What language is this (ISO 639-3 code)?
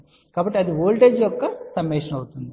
tel